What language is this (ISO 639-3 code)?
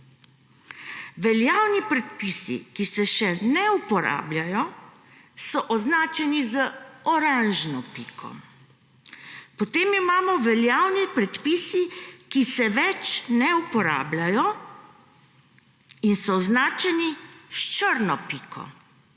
slv